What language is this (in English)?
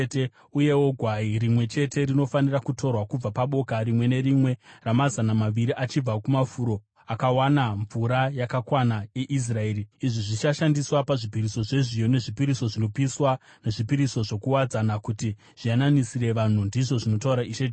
Shona